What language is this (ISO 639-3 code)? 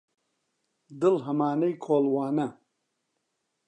ckb